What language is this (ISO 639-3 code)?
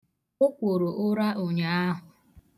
ibo